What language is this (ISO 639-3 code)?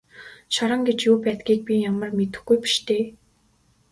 mon